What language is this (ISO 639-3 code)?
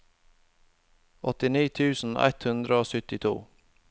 nor